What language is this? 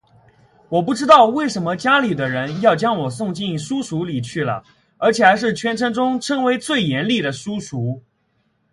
Chinese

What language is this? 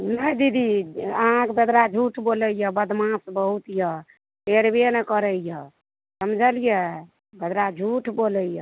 Maithili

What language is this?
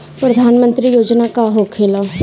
Bhojpuri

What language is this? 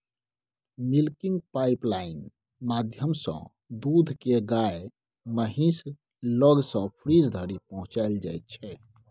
Maithili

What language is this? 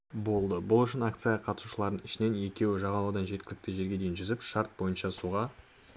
Kazakh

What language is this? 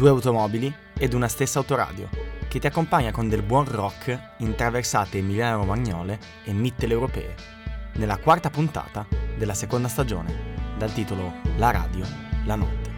Italian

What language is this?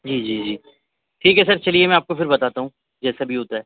Urdu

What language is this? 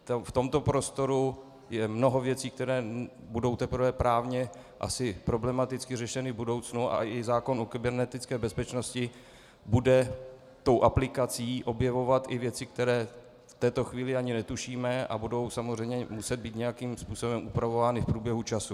Czech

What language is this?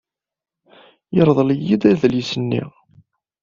Kabyle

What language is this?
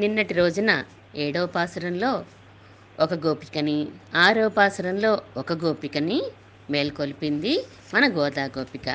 Telugu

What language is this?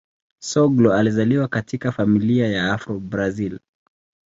Swahili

